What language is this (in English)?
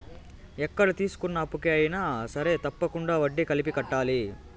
Telugu